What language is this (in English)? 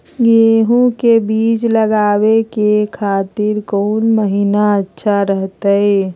Magahi